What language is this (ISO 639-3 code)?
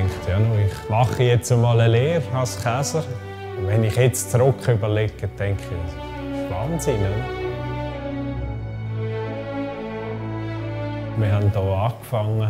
deu